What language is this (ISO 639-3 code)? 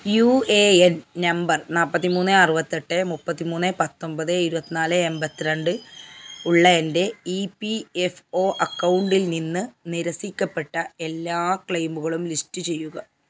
mal